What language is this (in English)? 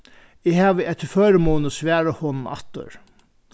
Faroese